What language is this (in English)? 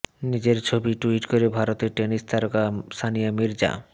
Bangla